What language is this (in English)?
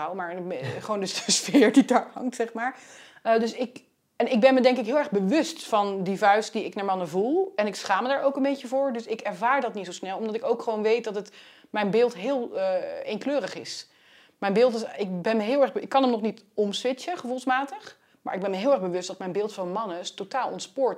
Dutch